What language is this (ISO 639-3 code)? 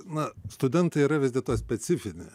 lit